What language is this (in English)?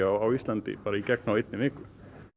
Icelandic